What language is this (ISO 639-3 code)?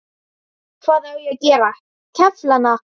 isl